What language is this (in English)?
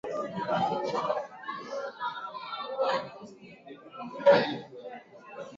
Swahili